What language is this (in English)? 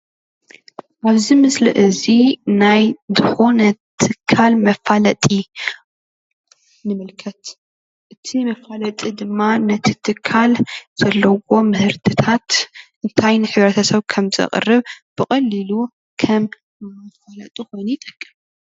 Tigrinya